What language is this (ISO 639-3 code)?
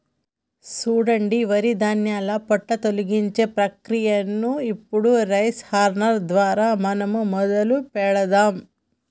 tel